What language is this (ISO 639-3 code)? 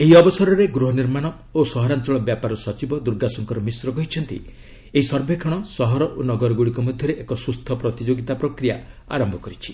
ori